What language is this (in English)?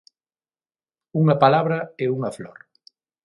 Galician